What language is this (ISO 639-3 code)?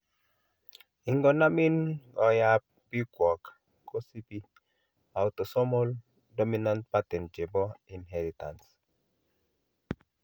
kln